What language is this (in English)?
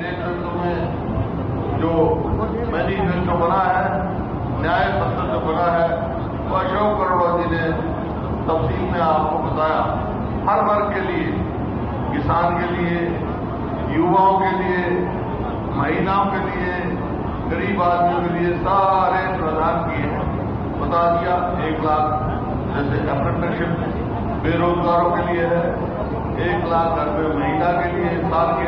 Hindi